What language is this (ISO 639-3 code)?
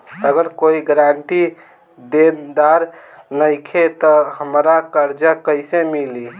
bho